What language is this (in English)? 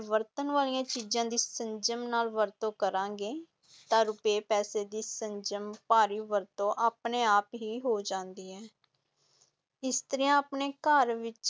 Punjabi